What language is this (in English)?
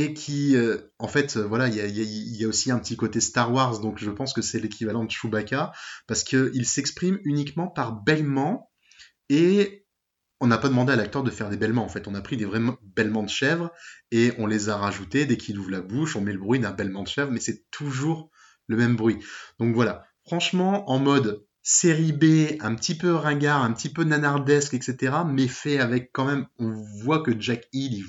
French